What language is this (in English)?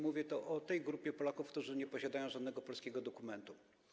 Polish